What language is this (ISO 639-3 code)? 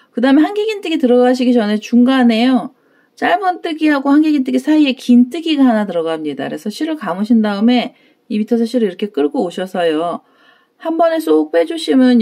kor